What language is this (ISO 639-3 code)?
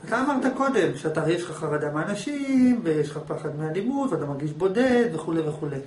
heb